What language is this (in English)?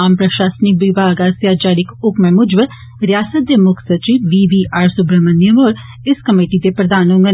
Dogri